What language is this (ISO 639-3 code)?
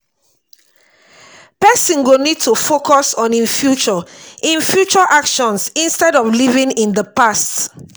pcm